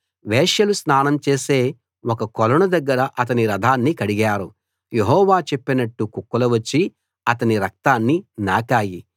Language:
Telugu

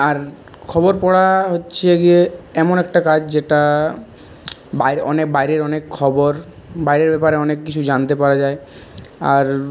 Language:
Bangla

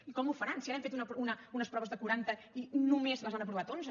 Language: Catalan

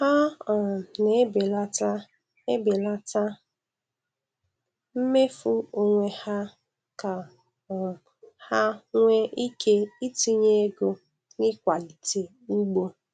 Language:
Igbo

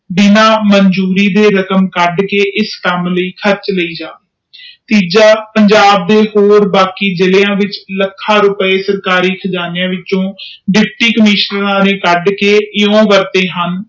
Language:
Punjabi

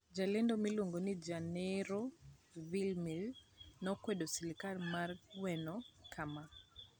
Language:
Luo (Kenya and Tanzania)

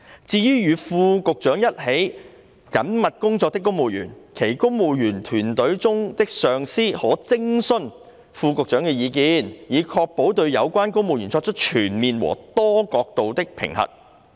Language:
Cantonese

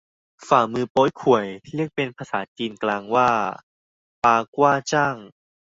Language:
Thai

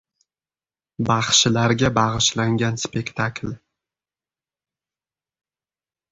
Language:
Uzbek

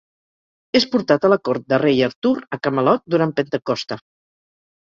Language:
Catalan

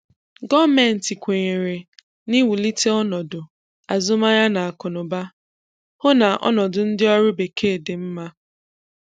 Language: Igbo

